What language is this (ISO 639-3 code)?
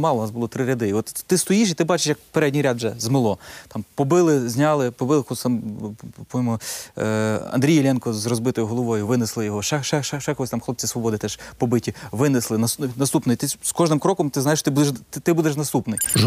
ukr